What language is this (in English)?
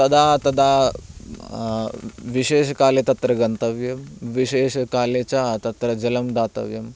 Sanskrit